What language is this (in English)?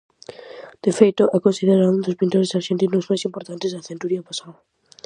Galician